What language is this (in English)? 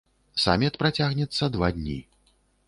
Belarusian